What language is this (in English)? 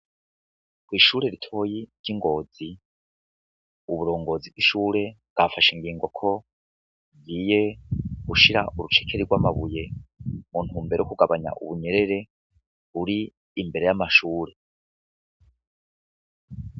Rundi